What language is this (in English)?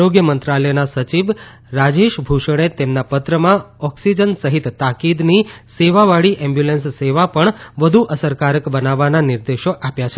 Gujarati